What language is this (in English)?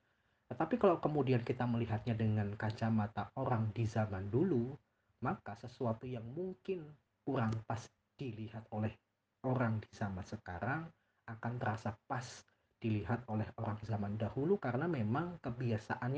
Indonesian